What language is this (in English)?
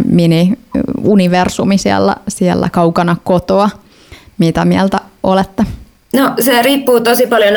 Finnish